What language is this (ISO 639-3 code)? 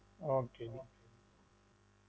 pan